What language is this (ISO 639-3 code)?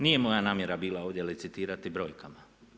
hrv